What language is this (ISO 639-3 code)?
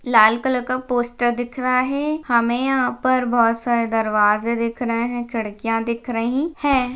hin